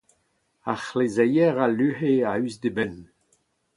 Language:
Breton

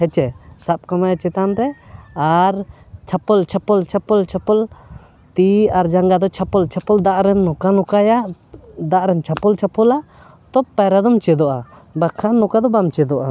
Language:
Santali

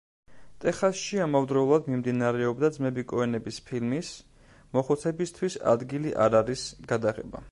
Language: Georgian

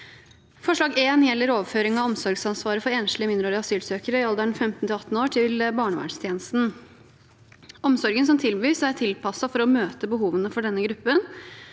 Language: Norwegian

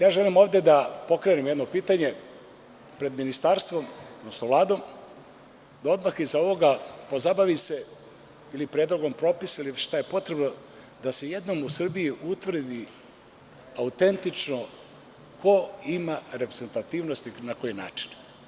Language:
Serbian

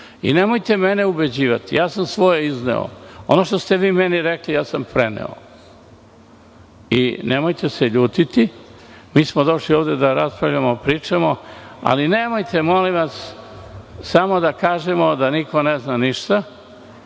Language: Serbian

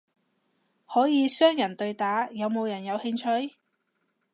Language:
Cantonese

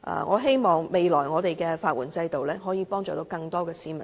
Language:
Cantonese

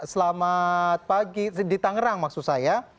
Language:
Indonesian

